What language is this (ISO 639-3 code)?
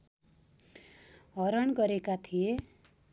nep